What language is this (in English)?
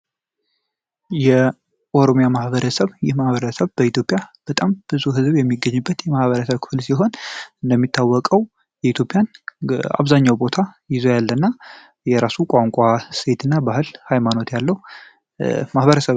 Amharic